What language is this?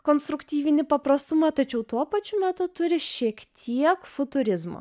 Lithuanian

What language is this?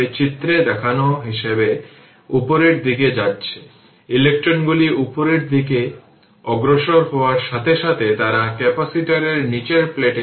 Bangla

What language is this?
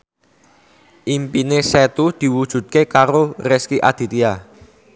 Javanese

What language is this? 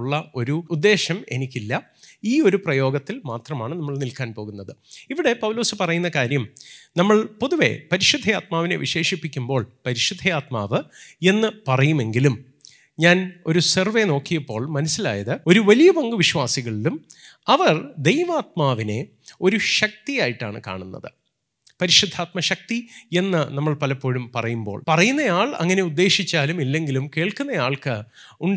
Malayalam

